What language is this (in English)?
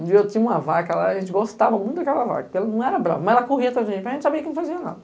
Portuguese